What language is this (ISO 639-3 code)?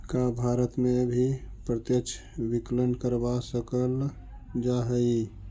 mag